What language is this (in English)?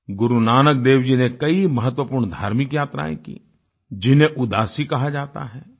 Hindi